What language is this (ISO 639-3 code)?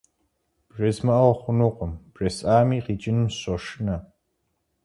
kbd